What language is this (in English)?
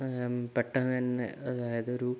Malayalam